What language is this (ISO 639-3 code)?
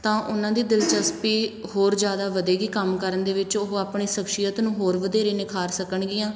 pan